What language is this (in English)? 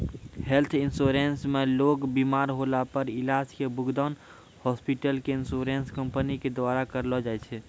Maithili